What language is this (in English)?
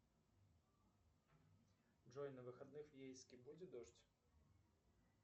Russian